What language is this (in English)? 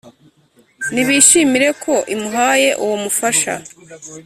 Kinyarwanda